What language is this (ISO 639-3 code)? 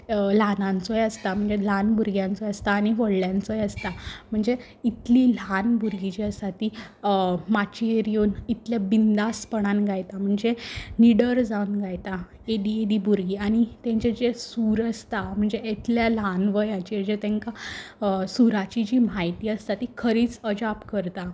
kok